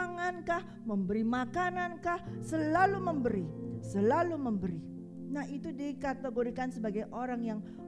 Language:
Indonesian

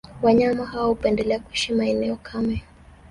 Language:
Swahili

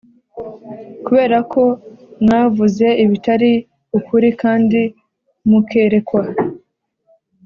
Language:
Kinyarwanda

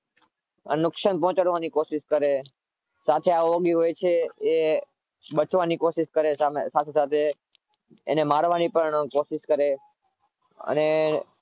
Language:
Gujarati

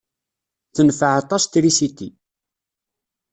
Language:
Kabyle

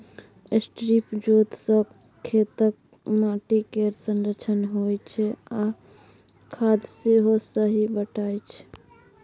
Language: Maithili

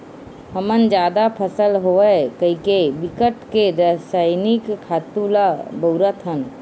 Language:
Chhattisgarhi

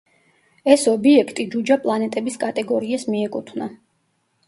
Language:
Georgian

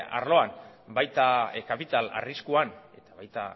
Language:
Basque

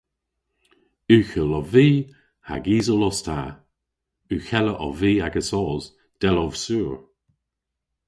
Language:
Cornish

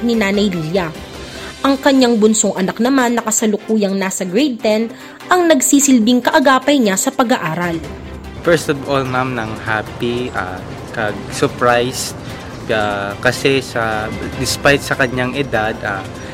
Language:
Filipino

